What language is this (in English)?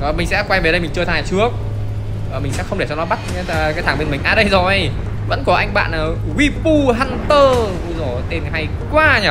Vietnamese